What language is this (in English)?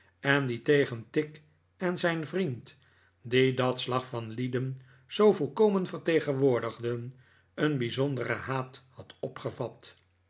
Dutch